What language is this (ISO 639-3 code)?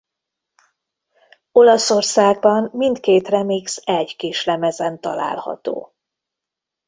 hun